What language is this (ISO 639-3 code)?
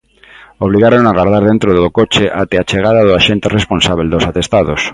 glg